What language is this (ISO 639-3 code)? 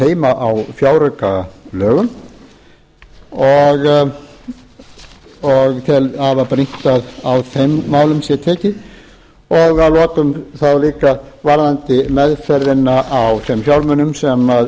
isl